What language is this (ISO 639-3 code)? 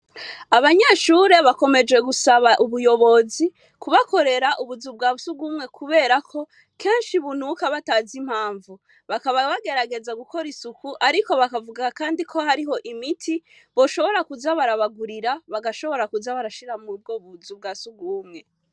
run